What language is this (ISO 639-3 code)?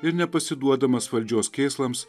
lit